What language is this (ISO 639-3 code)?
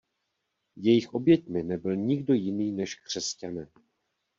ces